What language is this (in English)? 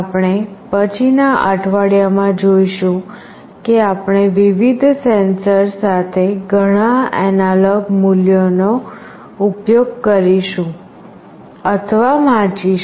Gujarati